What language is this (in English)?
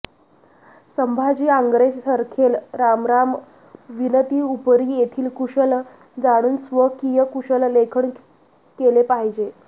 Marathi